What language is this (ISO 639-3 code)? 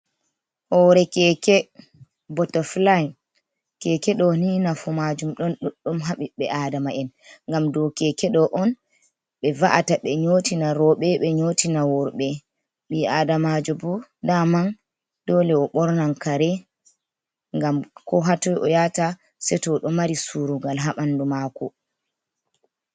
ful